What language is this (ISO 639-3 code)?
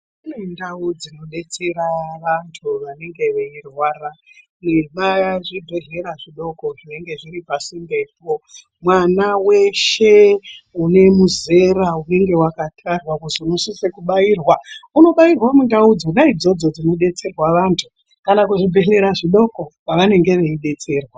ndc